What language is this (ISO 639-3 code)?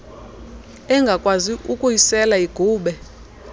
xho